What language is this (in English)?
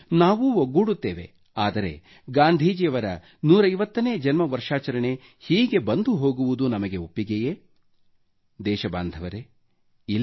Kannada